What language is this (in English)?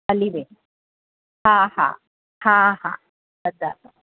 Sindhi